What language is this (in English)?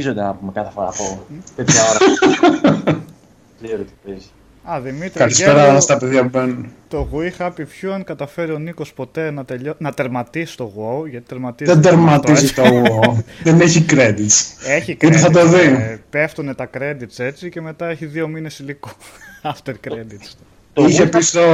Greek